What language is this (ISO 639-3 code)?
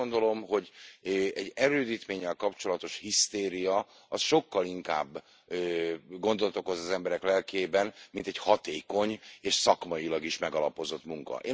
hun